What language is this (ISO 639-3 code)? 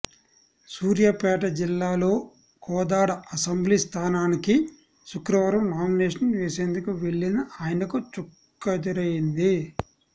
tel